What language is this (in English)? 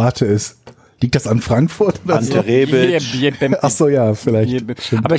German